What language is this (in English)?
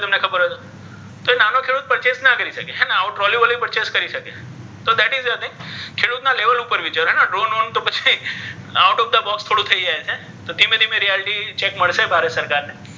Gujarati